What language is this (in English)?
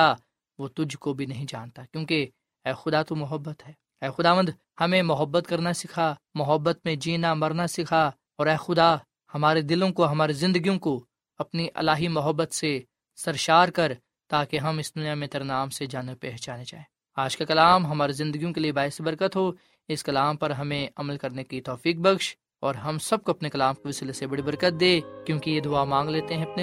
Urdu